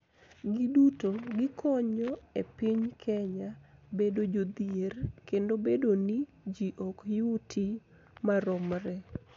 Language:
Luo (Kenya and Tanzania)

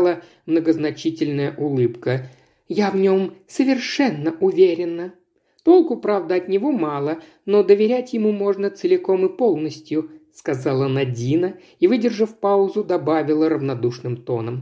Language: Russian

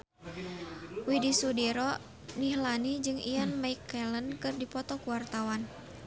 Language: Sundanese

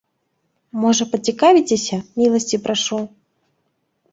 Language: Belarusian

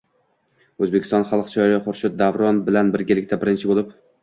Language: Uzbek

